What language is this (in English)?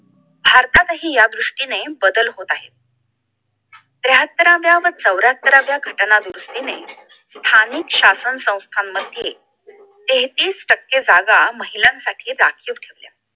Marathi